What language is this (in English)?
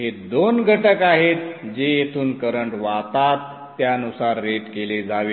Marathi